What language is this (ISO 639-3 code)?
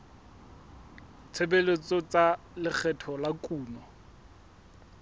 sot